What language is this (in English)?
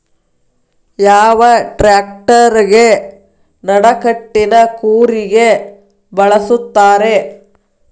Kannada